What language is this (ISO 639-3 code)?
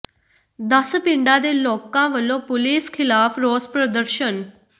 pan